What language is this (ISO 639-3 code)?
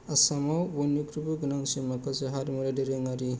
brx